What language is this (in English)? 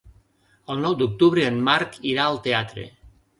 Catalan